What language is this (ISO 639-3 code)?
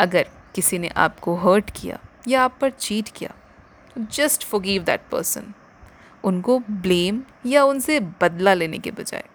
hin